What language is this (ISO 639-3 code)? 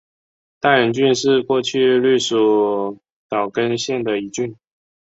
zho